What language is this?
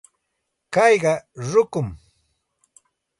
Santa Ana de Tusi Pasco Quechua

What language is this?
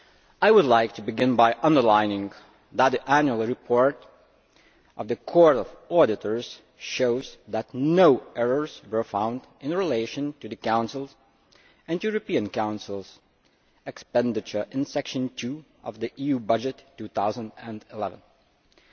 English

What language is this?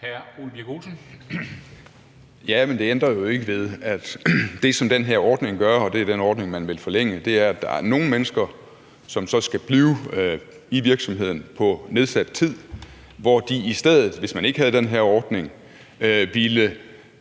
Danish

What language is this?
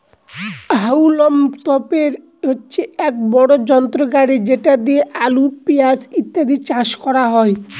Bangla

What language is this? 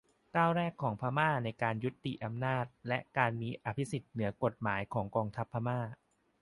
Thai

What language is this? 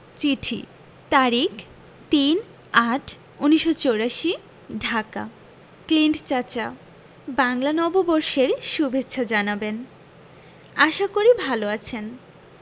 Bangla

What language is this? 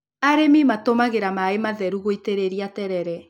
Kikuyu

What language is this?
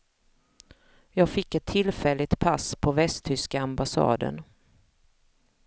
Swedish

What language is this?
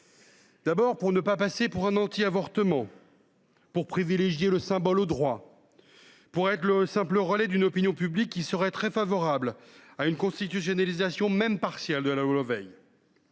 French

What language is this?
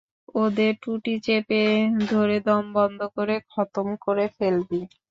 Bangla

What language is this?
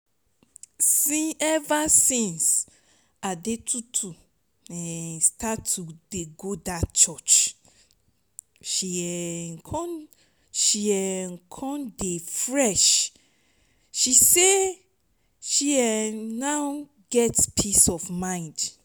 Nigerian Pidgin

